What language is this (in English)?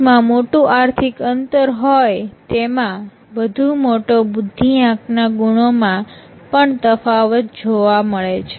Gujarati